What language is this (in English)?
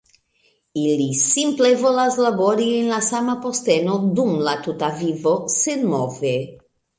Esperanto